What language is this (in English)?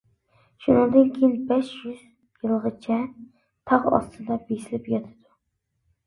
Uyghur